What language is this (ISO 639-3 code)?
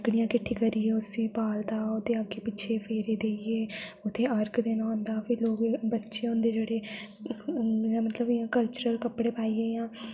doi